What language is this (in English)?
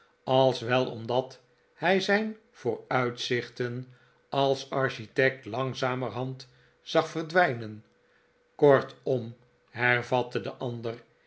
Dutch